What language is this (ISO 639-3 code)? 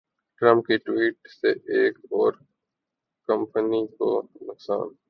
urd